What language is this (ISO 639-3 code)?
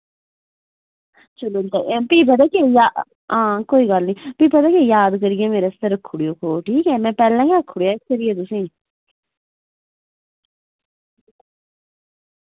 doi